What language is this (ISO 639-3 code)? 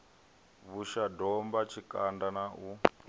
ven